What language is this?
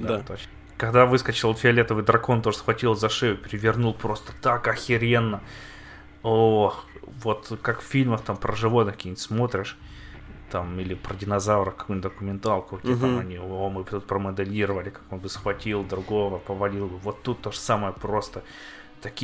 Russian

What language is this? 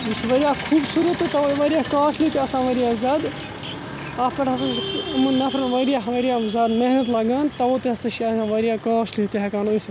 Kashmiri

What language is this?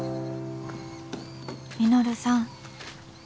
Japanese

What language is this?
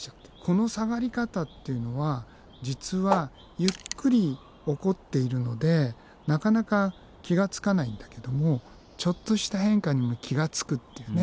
Japanese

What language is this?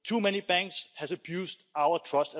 English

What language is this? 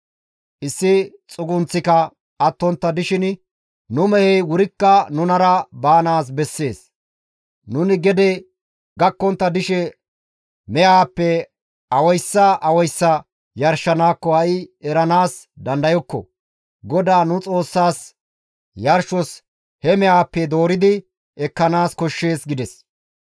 Gamo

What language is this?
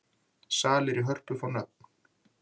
Icelandic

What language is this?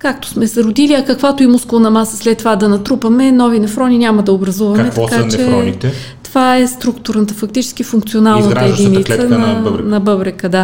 Bulgarian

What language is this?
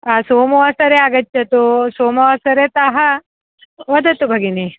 Sanskrit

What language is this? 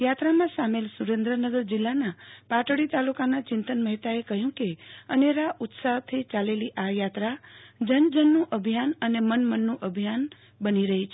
Gujarati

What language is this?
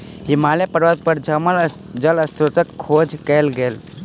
Maithili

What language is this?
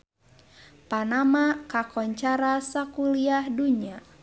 Sundanese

